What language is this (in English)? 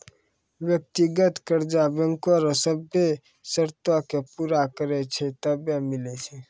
Maithili